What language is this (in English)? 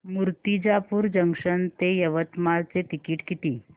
Marathi